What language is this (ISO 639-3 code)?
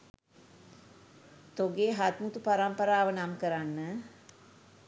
sin